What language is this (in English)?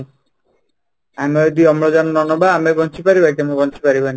Odia